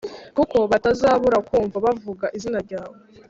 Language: Kinyarwanda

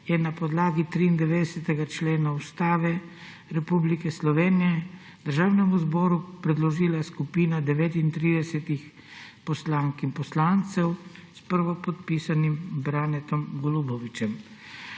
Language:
Slovenian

